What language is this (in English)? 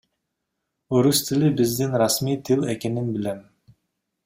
Kyrgyz